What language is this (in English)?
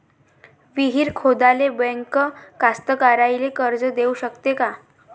Marathi